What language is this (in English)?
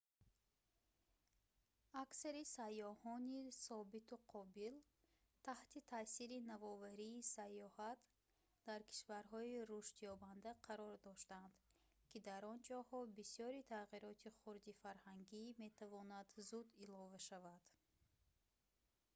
Tajik